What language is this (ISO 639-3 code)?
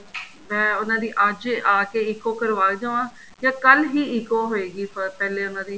pan